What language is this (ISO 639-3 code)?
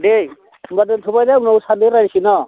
brx